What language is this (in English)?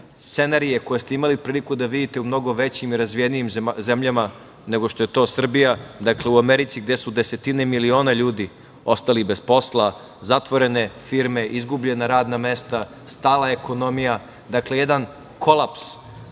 Serbian